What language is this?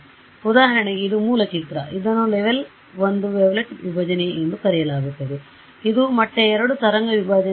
Kannada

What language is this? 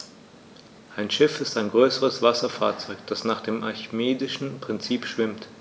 German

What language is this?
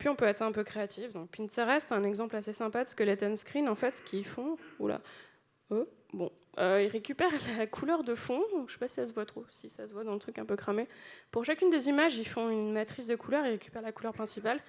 French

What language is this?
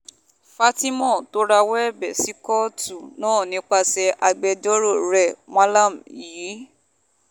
Yoruba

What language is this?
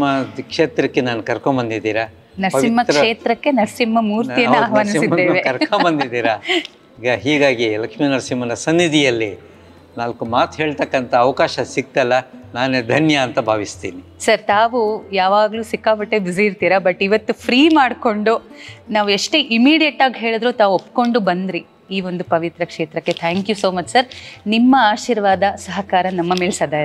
Kannada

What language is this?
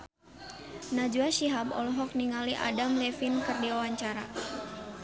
Sundanese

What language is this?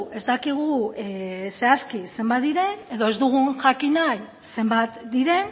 Basque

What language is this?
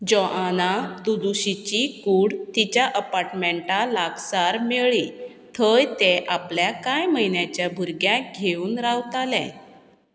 Konkani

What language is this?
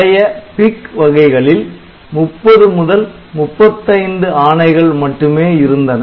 Tamil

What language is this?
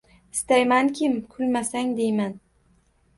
Uzbek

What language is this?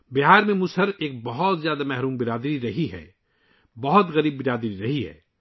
Urdu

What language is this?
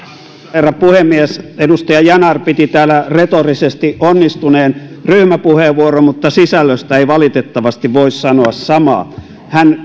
Finnish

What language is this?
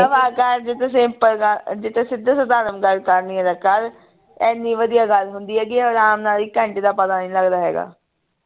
Punjabi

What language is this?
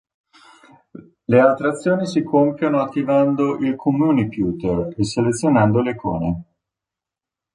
Italian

